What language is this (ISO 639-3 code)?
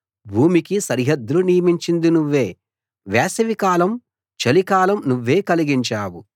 tel